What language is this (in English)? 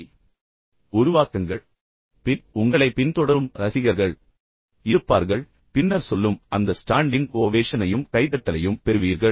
Tamil